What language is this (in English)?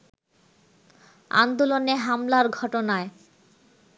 Bangla